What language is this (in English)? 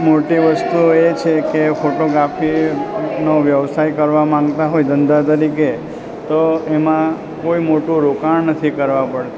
Gujarati